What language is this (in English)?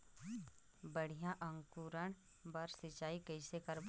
Chhattisgarhi